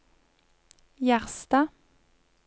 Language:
Norwegian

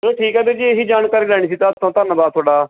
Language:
Punjabi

